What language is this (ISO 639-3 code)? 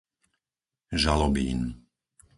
slk